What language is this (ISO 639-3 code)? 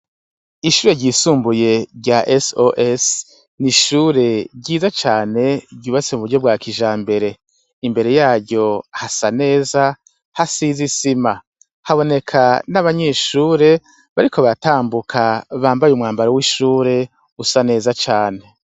run